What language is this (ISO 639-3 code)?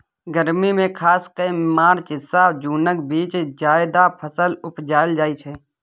mai